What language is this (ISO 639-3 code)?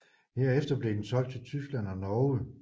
dan